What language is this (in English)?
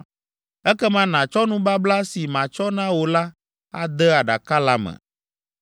Ewe